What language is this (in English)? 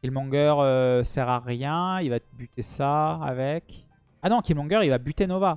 French